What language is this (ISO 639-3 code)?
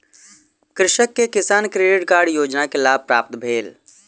mai